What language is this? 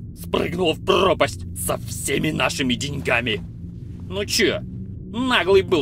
Russian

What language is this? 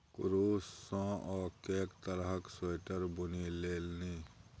Maithili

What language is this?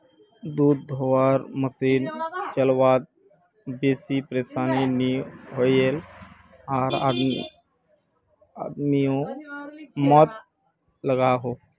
Magahi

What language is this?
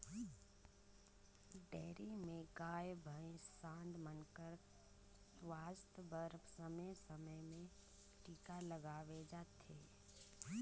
Chhattisgarhi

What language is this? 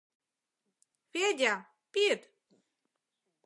Mari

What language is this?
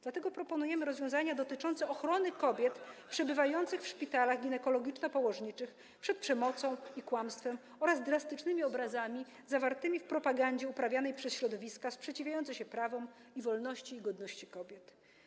Polish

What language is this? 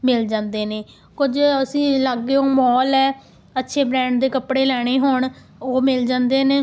Punjabi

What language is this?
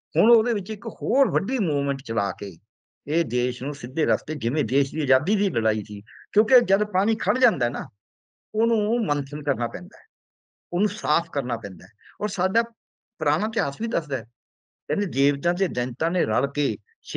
Punjabi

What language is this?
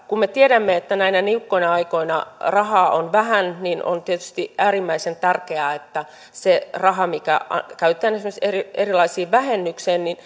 Finnish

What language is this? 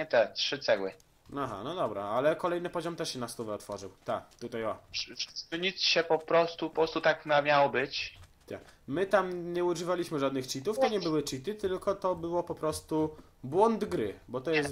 Polish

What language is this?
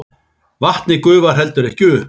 Icelandic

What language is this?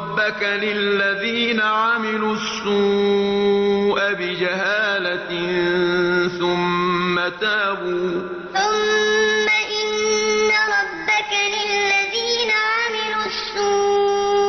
Arabic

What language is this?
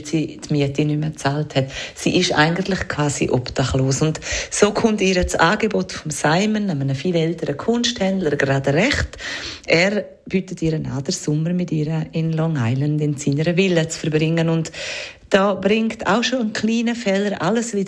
German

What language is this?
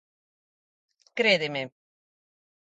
Galician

